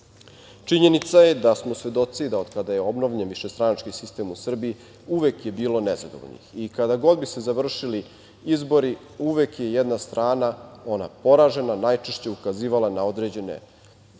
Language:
Serbian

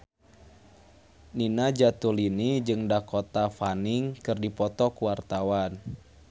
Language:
Sundanese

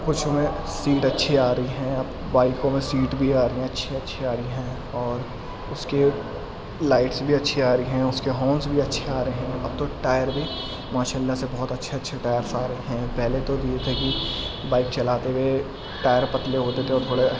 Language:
Urdu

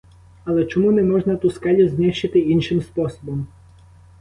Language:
Ukrainian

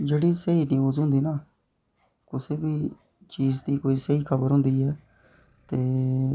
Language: Dogri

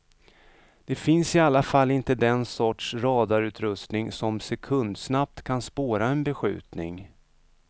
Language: Swedish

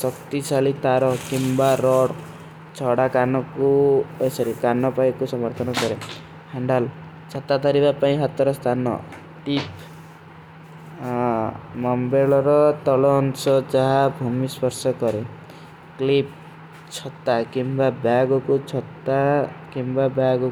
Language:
Kui (India)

